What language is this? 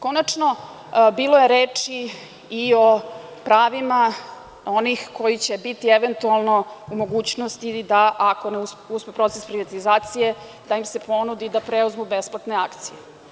Serbian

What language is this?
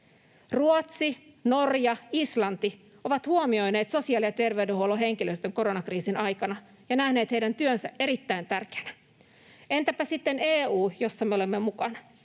Finnish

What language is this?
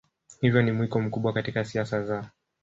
Swahili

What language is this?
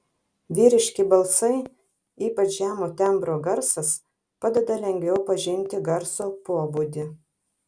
Lithuanian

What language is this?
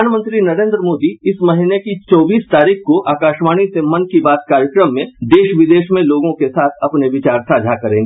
Hindi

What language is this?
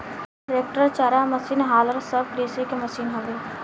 Bhojpuri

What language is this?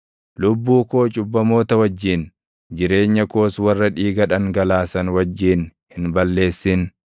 Oromo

